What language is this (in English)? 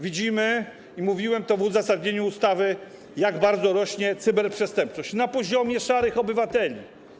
Polish